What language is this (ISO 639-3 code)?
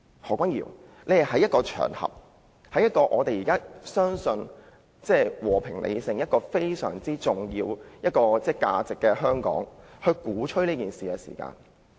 yue